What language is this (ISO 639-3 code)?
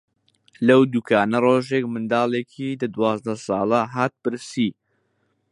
ckb